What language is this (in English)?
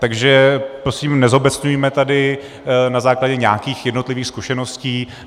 Czech